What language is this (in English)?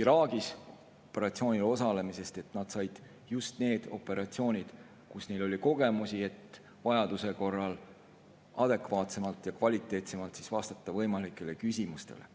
Estonian